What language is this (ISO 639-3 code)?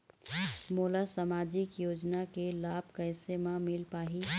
hne